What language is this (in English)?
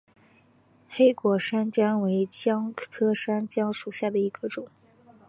Chinese